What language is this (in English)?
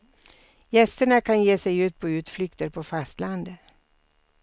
Swedish